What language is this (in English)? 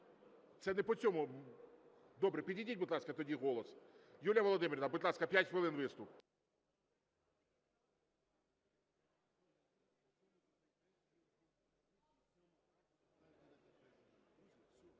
Ukrainian